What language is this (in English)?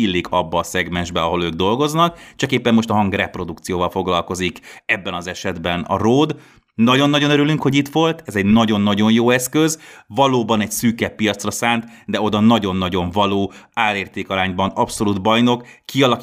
Hungarian